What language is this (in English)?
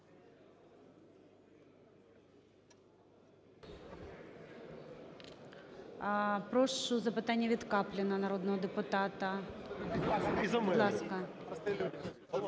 Ukrainian